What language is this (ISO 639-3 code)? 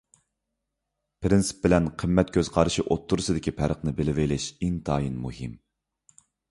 uig